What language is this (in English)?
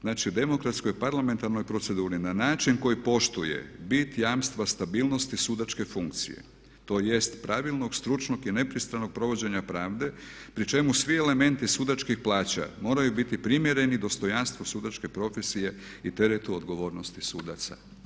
Croatian